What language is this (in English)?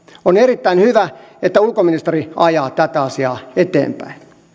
Finnish